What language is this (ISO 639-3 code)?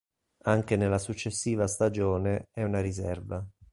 ita